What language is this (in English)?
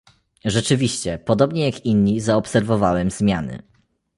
Polish